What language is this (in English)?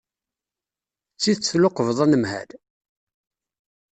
Kabyle